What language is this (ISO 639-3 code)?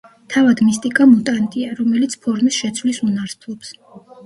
kat